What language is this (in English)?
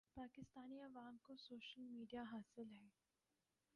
Urdu